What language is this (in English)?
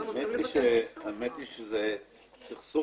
Hebrew